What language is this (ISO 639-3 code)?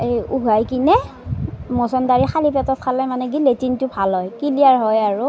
asm